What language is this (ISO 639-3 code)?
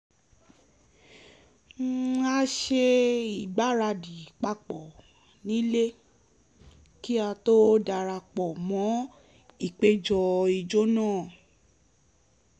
yor